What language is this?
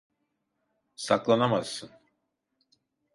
Turkish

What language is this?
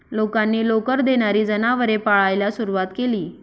Marathi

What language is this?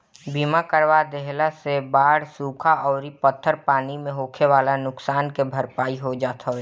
Bhojpuri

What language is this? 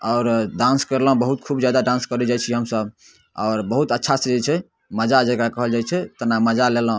Maithili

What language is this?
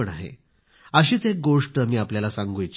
Marathi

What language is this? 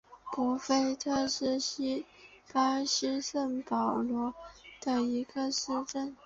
Chinese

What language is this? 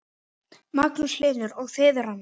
Icelandic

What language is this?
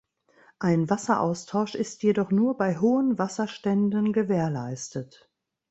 German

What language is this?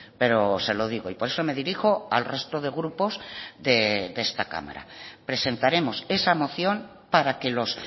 Spanish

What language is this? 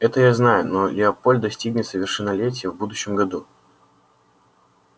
Russian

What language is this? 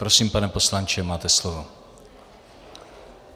Czech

